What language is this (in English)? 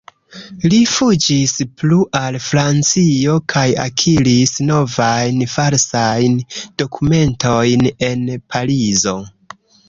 Esperanto